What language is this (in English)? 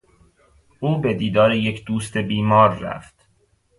Persian